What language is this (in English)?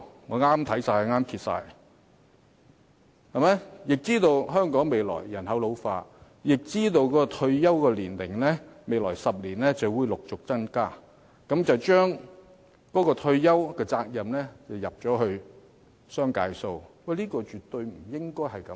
Cantonese